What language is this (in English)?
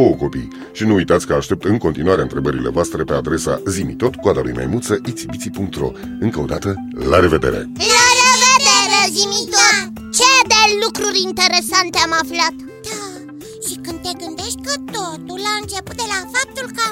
Romanian